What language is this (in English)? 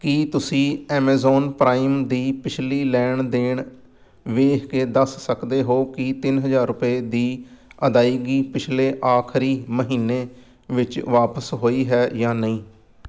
Punjabi